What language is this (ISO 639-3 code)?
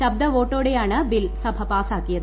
mal